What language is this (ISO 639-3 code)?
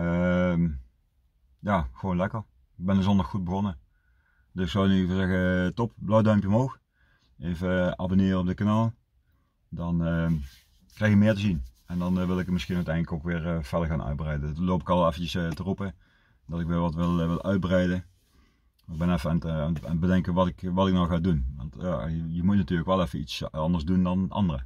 nld